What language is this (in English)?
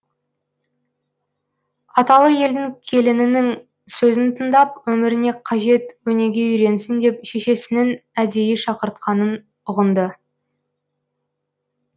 Kazakh